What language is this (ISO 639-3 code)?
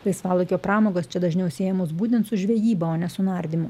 lit